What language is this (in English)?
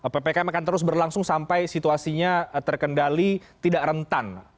Indonesian